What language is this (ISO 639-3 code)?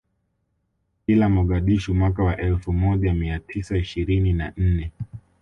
swa